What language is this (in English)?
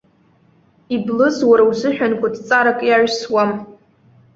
Abkhazian